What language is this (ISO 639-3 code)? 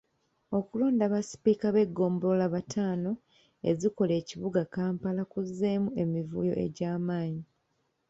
lug